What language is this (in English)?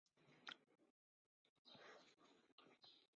Chinese